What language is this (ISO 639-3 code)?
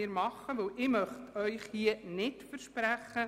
gsw